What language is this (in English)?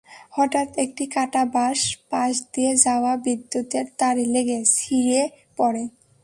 Bangla